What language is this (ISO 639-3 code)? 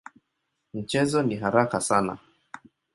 swa